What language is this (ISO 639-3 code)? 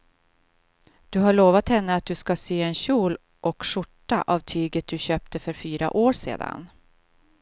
swe